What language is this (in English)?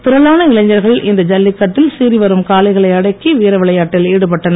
Tamil